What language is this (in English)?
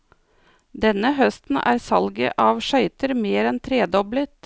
Norwegian